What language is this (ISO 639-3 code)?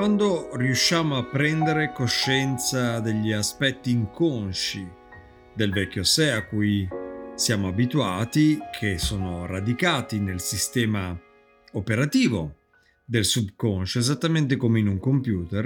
ita